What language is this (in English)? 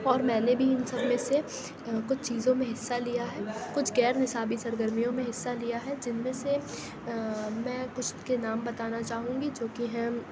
Urdu